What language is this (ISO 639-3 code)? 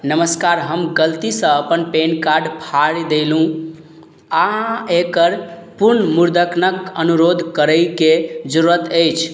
mai